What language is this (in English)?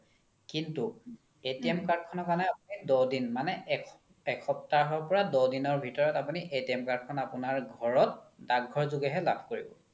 Assamese